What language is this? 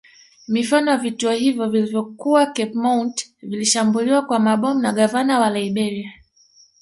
Swahili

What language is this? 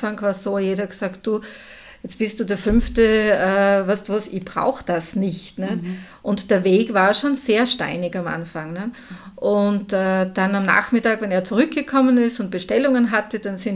German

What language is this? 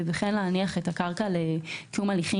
Hebrew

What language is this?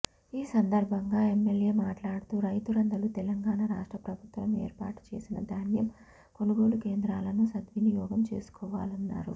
Telugu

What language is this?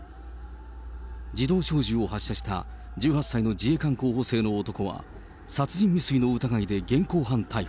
Japanese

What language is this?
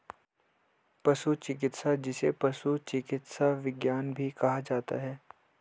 Hindi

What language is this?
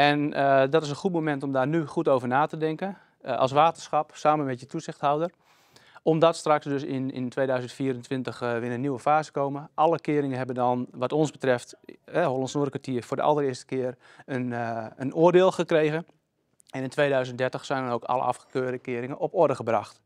Dutch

